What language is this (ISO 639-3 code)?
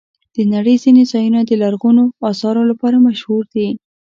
pus